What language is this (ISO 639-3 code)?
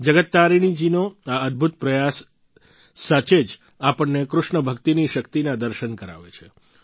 guj